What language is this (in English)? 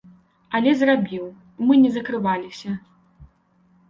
Belarusian